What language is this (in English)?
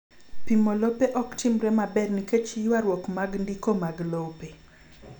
Luo (Kenya and Tanzania)